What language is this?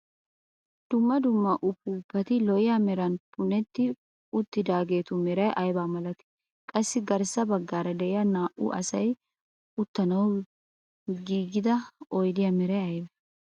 Wolaytta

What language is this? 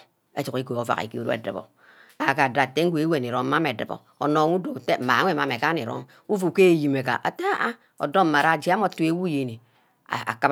Ubaghara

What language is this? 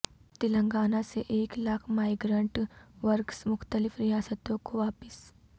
Urdu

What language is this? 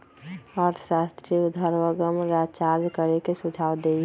Magahi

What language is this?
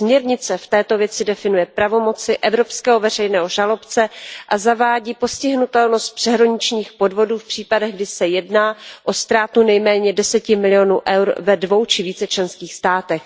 Czech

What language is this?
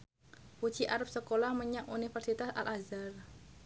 Javanese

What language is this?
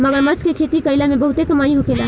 Bhojpuri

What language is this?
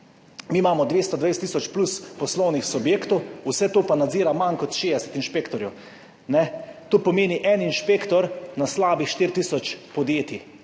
Slovenian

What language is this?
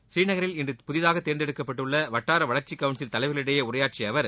Tamil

